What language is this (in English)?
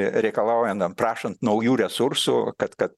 Lithuanian